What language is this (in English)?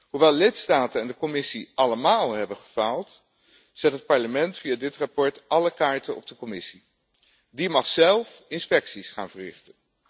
Dutch